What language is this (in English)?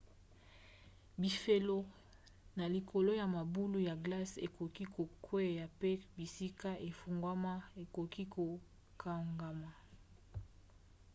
Lingala